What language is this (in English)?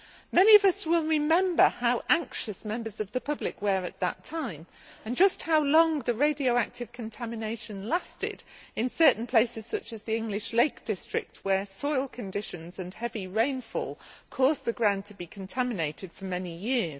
English